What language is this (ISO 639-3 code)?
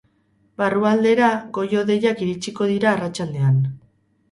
eus